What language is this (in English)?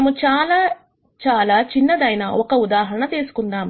Telugu